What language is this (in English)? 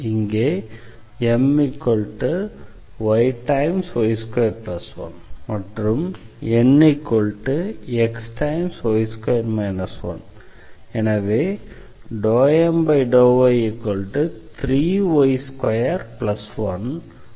Tamil